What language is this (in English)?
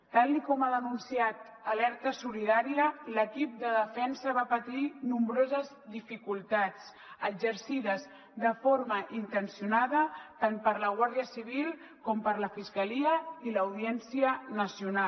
Catalan